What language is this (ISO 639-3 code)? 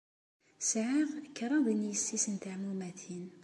kab